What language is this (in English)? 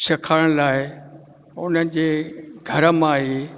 Sindhi